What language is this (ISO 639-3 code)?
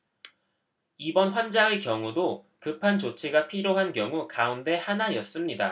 kor